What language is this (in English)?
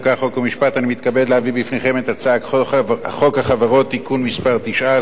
Hebrew